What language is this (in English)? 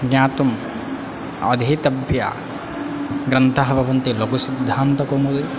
Sanskrit